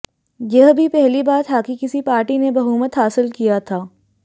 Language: Hindi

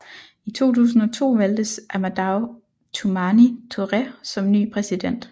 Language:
Danish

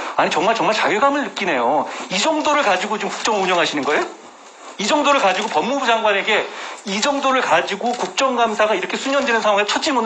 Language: Korean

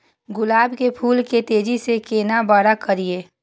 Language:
Maithili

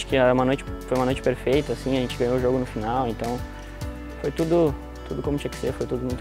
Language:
Portuguese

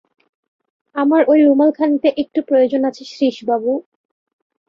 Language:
Bangla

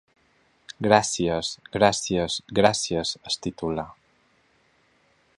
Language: Catalan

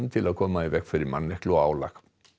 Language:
Icelandic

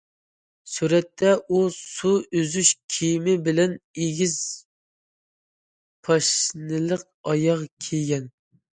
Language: Uyghur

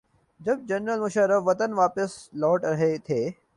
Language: Urdu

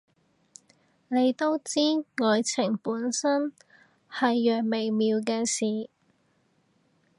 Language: Cantonese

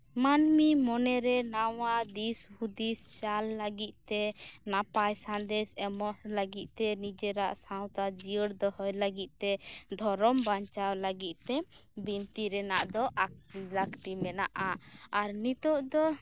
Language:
Santali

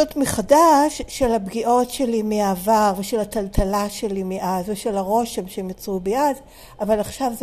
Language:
Hebrew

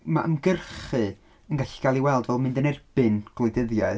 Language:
Welsh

